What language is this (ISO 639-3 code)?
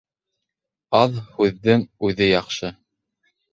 bak